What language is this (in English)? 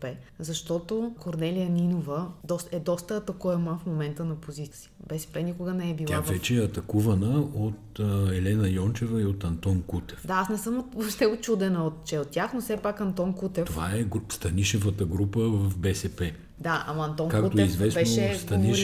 Bulgarian